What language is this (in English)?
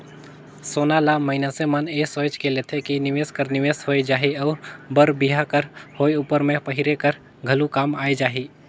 Chhattisgarhi